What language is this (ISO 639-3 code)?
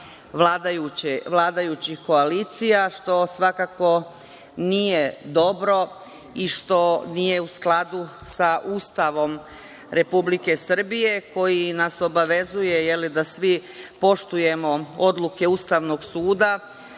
srp